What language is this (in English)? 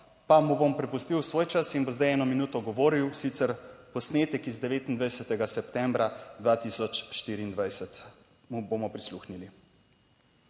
Slovenian